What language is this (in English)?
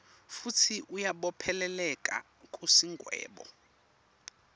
Swati